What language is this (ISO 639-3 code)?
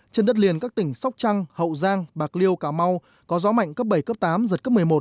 vie